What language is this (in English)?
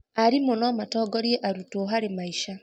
Kikuyu